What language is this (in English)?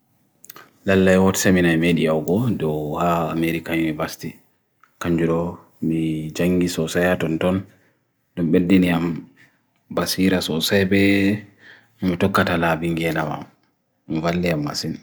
Bagirmi Fulfulde